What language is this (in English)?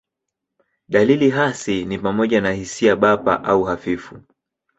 Swahili